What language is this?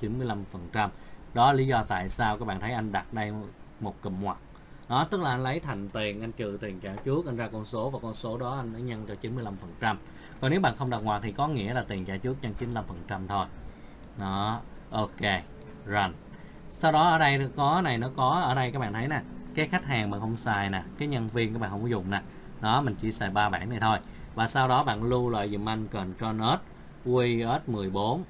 Vietnamese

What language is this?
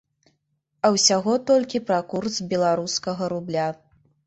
Belarusian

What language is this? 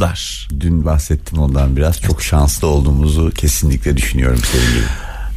Turkish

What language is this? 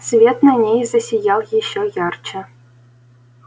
Russian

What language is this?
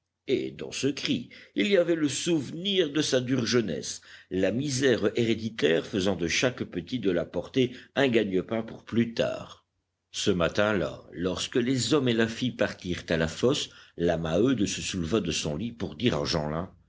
French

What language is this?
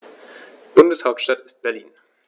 German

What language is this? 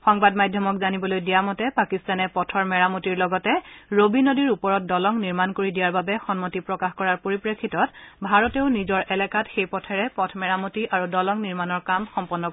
Assamese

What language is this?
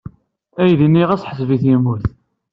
Kabyle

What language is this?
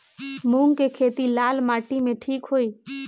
Bhojpuri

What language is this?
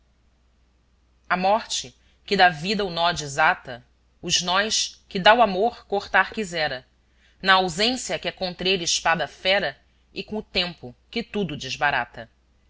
Portuguese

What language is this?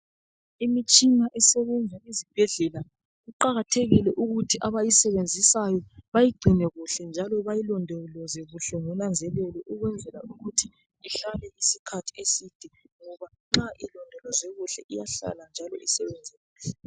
North Ndebele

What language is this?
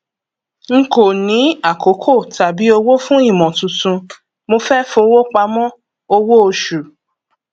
Yoruba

